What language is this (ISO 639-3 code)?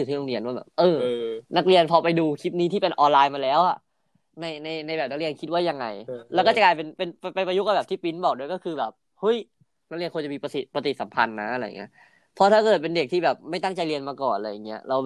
tha